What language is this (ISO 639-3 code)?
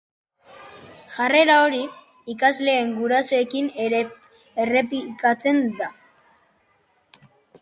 eus